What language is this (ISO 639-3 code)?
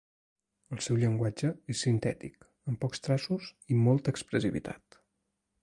cat